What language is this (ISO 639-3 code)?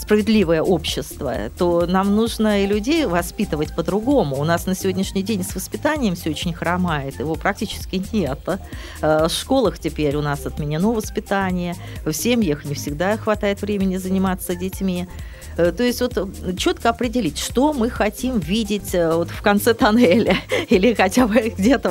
rus